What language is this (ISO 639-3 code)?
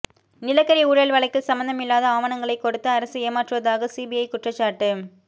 tam